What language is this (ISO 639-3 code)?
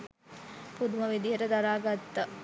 sin